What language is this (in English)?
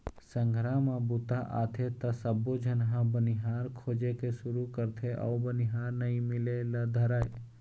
Chhattisgarhi